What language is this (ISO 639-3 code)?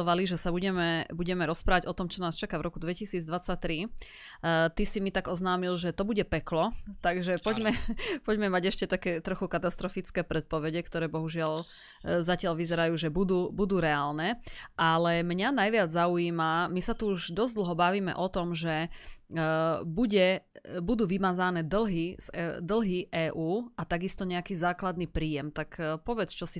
slk